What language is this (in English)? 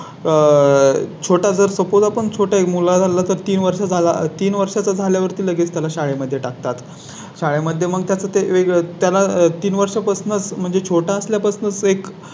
Marathi